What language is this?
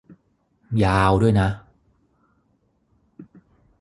Thai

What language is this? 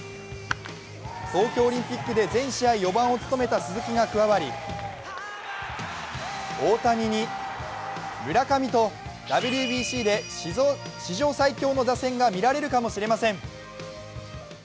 Japanese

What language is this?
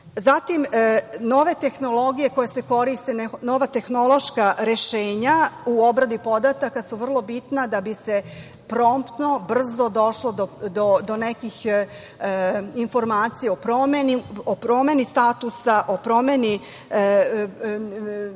Serbian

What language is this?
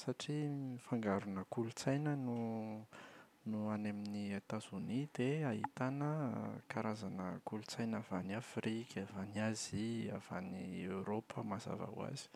Malagasy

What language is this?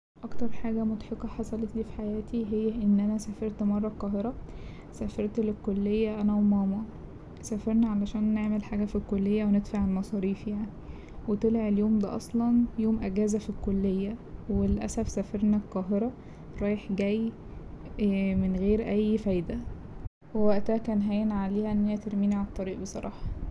Egyptian Arabic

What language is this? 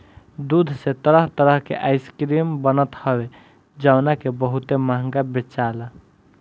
Bhojpuri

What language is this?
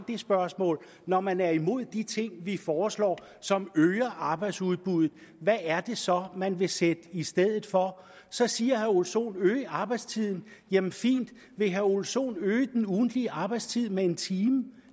Danish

